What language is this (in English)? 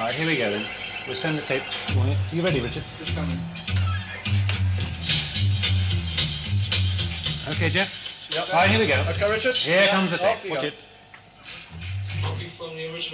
Hebrew